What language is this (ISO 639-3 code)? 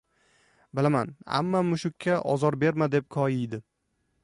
uzb